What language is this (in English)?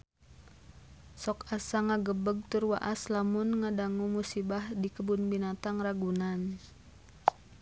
Sundanese